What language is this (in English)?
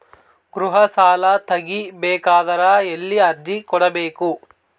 Kannada